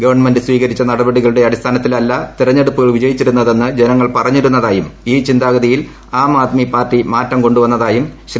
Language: Malayalam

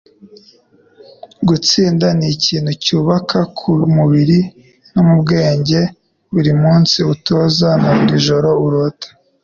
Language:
Kinyarwanda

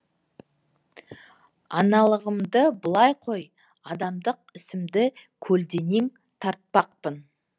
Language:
Kazakh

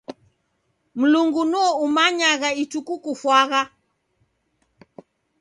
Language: Taita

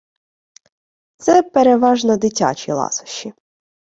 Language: Ukrainian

